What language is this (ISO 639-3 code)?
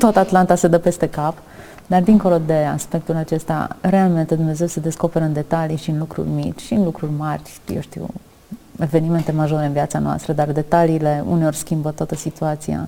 ron